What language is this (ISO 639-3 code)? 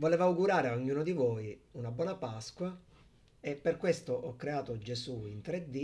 ita